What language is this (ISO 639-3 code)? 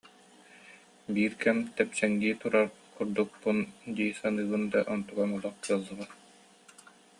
sah